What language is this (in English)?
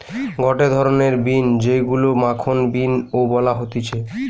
Bangla